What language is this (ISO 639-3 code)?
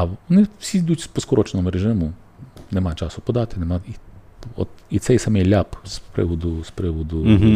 ukr